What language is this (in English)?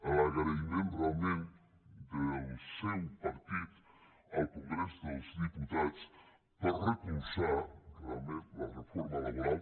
Catalan